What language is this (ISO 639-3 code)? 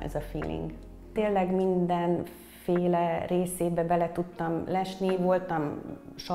hun